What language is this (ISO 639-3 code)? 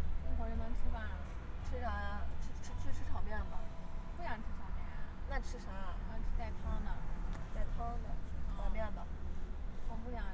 zho